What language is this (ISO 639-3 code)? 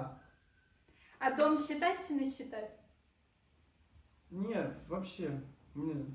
ara